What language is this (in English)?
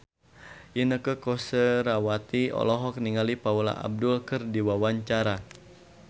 Sundanese